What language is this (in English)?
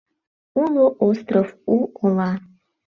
Mari